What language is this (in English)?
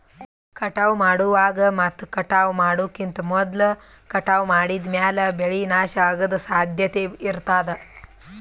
Kannada